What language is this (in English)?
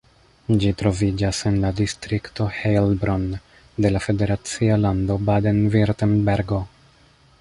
Esperanto